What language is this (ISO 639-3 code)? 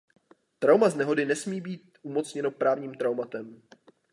ces